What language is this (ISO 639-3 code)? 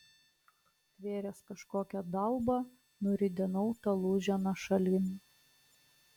lit